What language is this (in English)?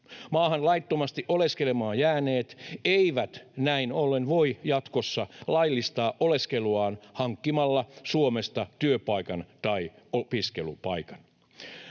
Finnish